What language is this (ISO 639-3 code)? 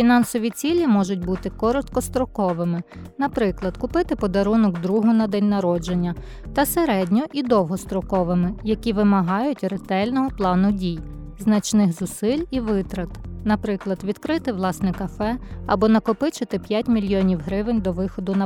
ukr